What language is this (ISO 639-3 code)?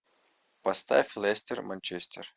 rus